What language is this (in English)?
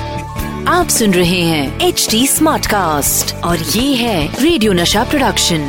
Hindi